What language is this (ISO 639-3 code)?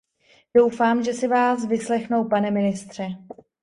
ces